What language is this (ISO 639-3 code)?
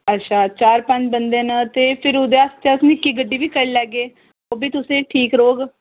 doi